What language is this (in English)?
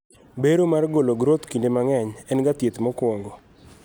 Luo (Kenya and Tanzania)